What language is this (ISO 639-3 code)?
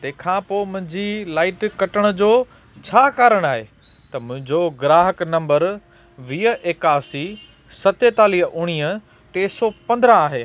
snd